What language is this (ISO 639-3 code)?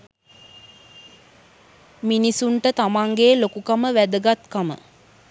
sin